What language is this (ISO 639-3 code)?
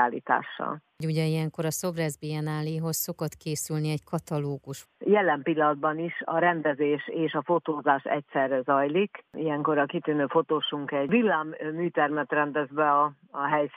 hun